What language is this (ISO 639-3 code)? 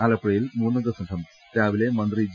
mal